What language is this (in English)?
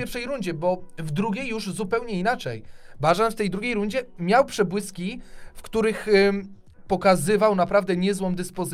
Polish